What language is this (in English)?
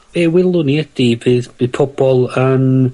Welsh